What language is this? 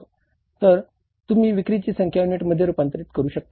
Marathi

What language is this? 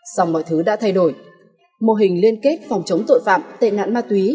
Vietnamese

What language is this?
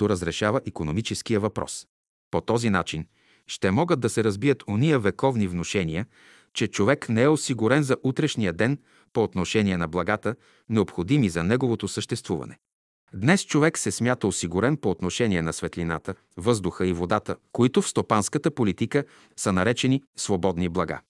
Bulgarian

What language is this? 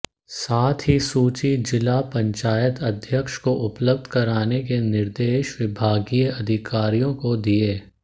Hindi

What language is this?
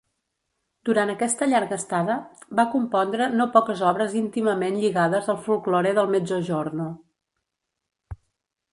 Catalan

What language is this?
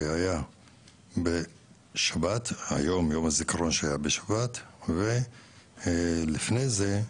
Hebrew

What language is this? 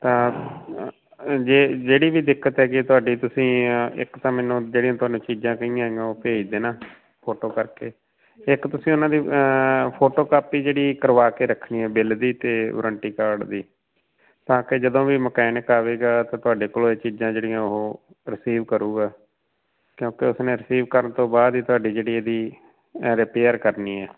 Punjabi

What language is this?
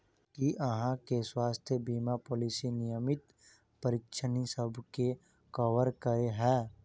Maithili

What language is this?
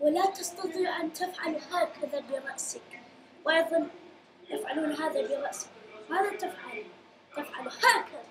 Arabic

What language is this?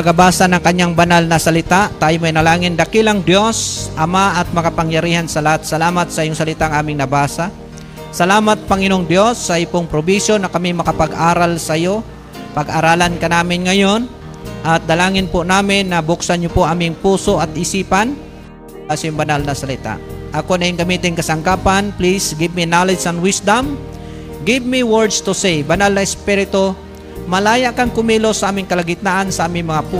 Filipino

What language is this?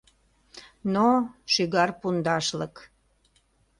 Mari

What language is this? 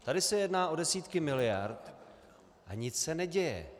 Czech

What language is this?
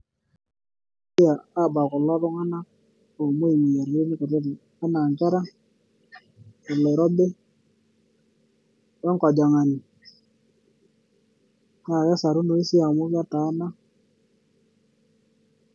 Masai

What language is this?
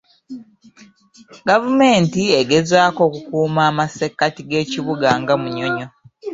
Ganda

